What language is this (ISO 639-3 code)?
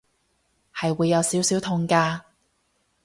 yue